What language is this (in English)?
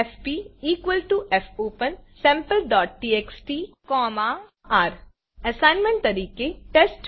Gujarati